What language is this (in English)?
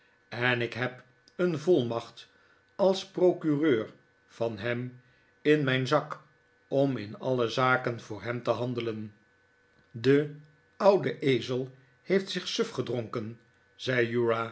Dutch